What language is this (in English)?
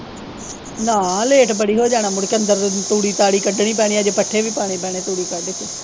Punjabi